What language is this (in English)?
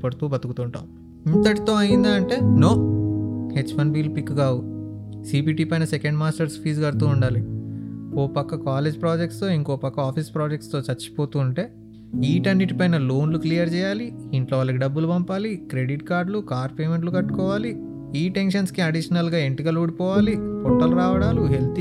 Telugu